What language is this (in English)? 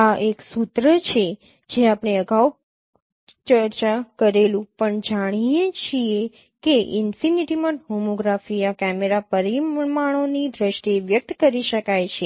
Gujarati